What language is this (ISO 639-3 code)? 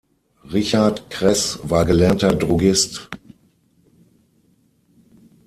deu